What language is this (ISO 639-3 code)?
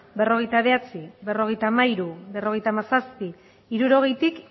eus